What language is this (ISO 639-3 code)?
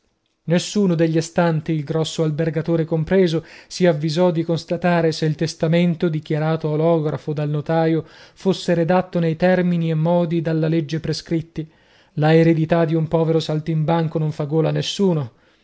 ita